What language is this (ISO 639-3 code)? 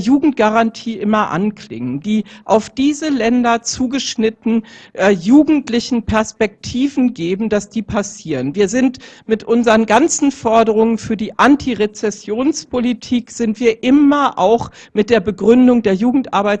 deu